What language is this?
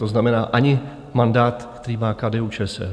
Czech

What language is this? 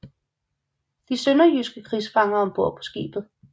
Danish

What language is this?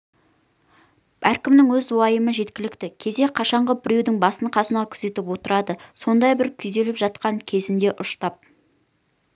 Kazakh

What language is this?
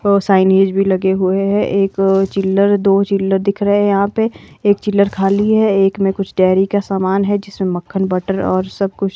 Hindi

